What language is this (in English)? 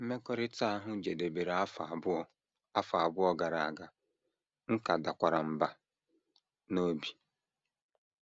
Igbo